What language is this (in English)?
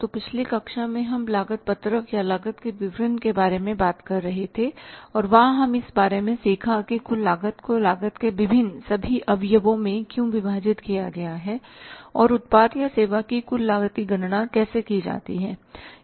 Hindi